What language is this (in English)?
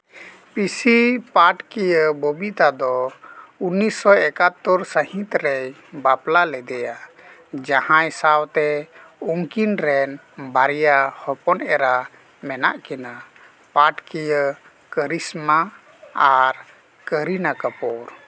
Santali